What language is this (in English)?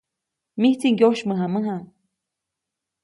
Copainalá Zoque